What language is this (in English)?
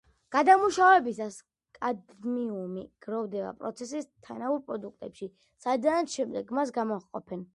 Georgian